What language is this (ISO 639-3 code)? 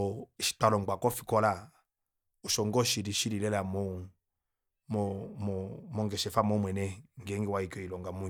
kua